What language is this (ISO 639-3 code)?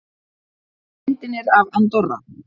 isl